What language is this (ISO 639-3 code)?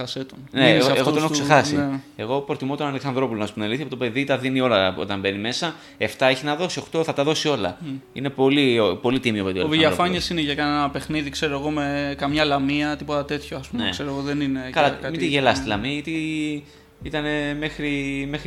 ell